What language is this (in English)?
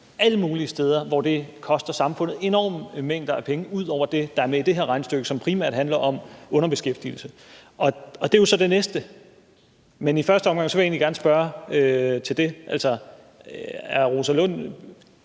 Danish